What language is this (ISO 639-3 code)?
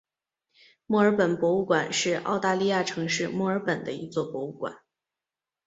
zho